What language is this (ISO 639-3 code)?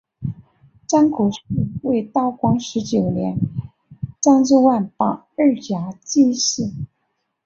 zho